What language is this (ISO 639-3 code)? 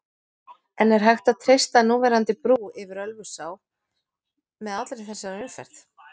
isl